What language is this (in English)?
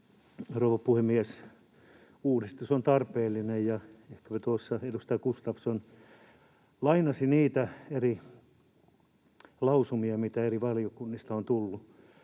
Finnish